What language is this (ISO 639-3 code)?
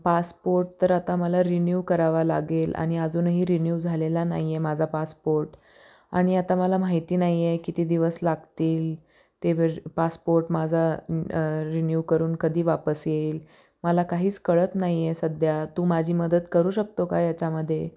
mar